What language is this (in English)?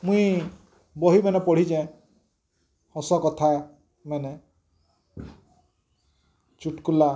Odia